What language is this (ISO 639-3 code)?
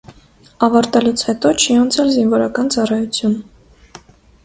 hye